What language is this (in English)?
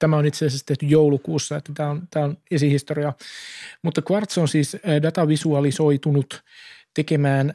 Finnish